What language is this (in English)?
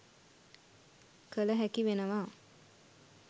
Sinhala